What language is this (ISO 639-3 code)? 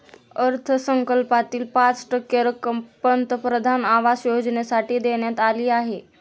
mar